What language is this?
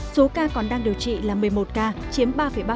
Vietnamese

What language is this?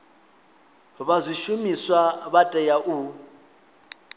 Venda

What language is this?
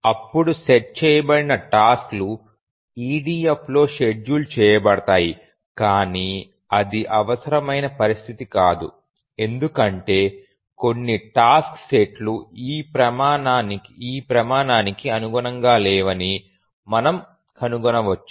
Telugu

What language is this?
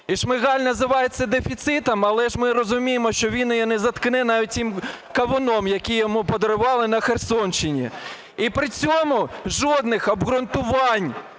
Ukrainian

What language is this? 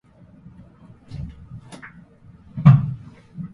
Japanese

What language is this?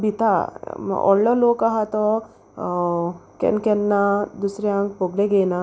Konkani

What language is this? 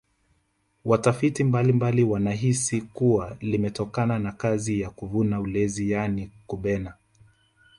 Swahili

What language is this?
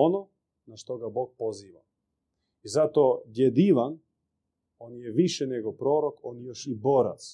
Croatian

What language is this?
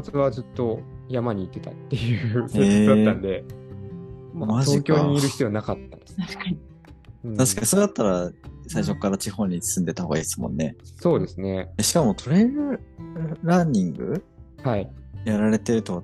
Japanese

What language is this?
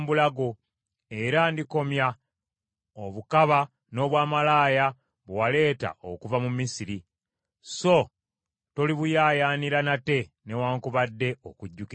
Ganda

